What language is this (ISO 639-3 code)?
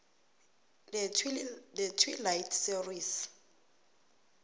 nbl